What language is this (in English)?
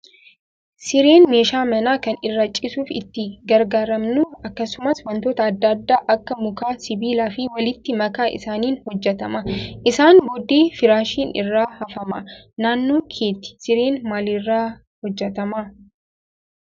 Oromo